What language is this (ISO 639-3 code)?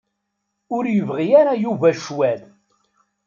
kab